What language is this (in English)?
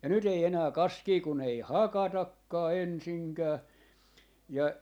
Finnish